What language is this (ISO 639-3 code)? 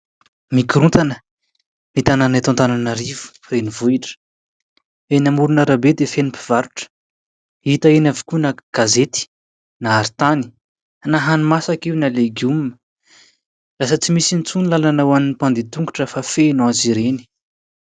mlg